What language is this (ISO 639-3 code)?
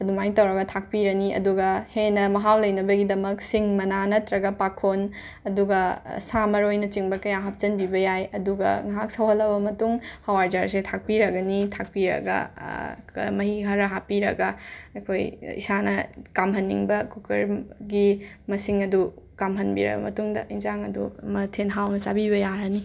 mni